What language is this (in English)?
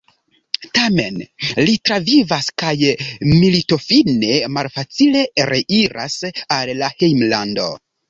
Esperanto